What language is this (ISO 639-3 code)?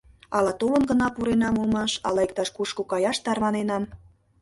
chm